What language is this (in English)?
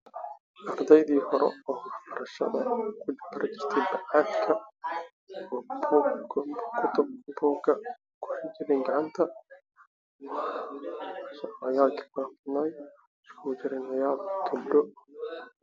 Somali